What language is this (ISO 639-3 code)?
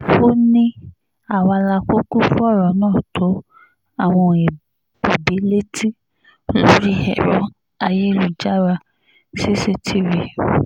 yor